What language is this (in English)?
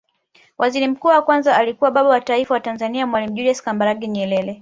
Swahili